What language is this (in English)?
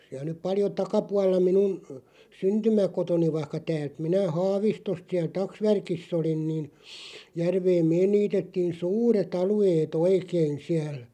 Finnish